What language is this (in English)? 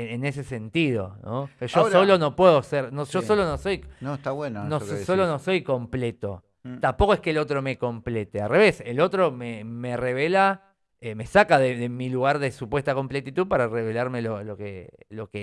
Spanish